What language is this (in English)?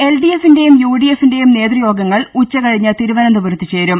Malayalam